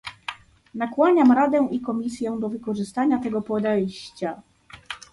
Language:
Polish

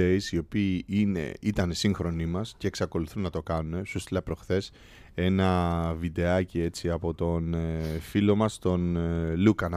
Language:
Greek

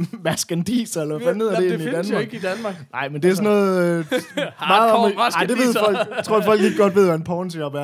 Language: Danish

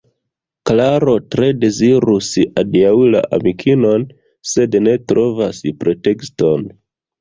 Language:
Esperanto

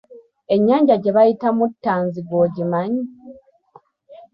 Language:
Ganda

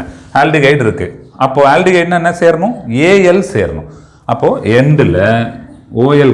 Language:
Tamil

